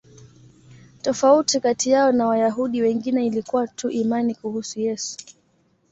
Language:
Swahili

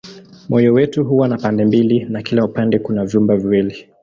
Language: Swahili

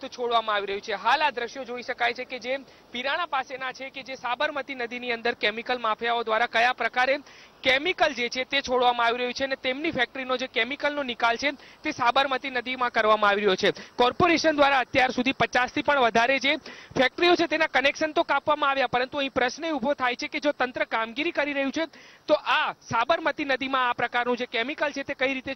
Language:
Hindi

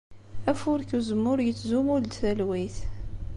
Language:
Kabyle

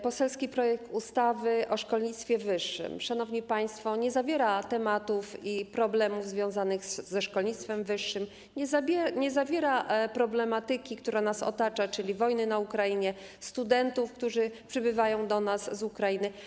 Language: Polish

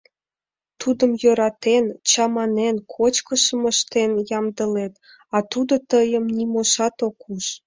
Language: Mari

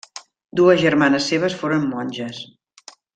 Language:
Catalan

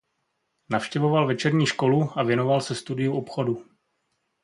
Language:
Czech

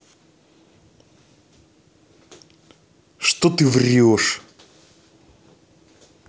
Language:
Russian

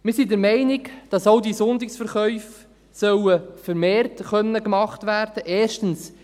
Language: Swiss German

